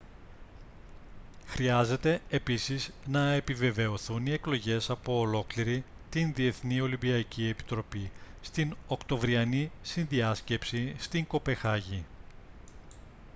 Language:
Greek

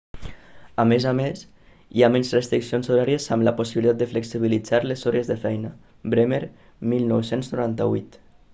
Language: Catalan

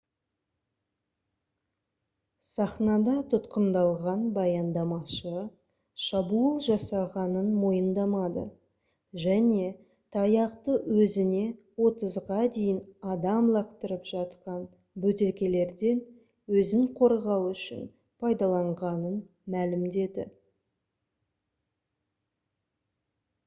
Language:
Kazakh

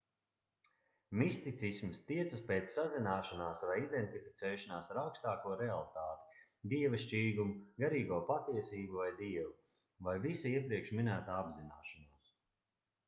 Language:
Latvian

